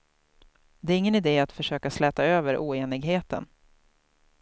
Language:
Swedish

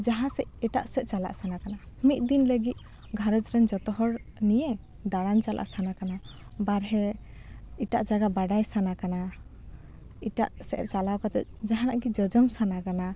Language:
Santali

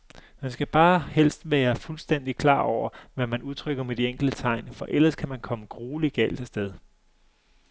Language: Danish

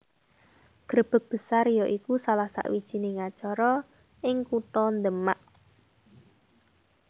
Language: Javanese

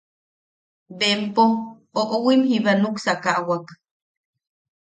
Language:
Yaqui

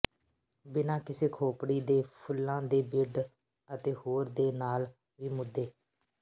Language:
Punjabi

